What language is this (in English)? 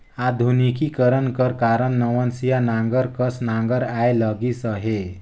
Chhattisgarhi